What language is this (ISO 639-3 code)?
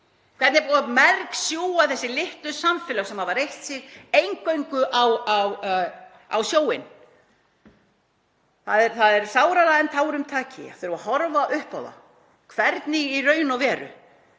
isl